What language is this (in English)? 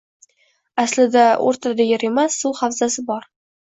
Uzbek